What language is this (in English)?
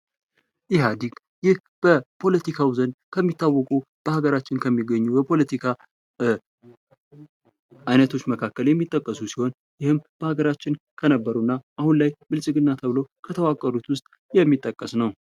Amharic